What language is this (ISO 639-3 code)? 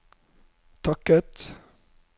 nor